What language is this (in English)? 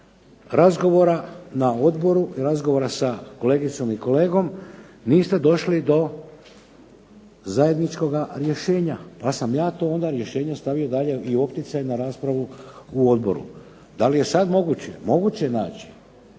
Croatian